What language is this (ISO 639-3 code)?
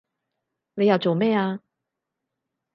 yue